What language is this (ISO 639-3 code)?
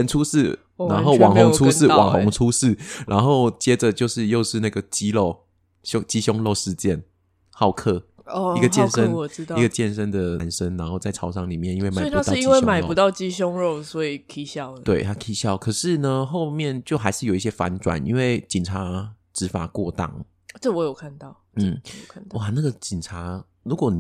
zho